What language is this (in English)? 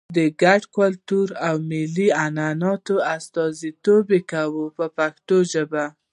Pashto